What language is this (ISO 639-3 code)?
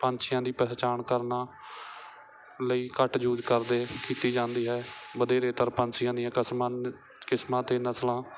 pan